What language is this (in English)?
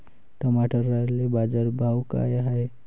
Marathi